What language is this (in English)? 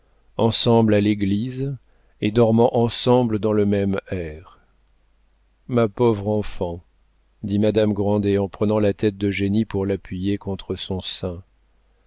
French